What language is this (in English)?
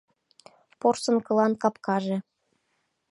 Mari